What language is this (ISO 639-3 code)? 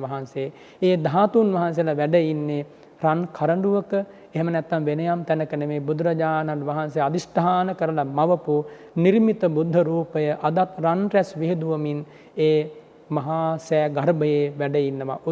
jpn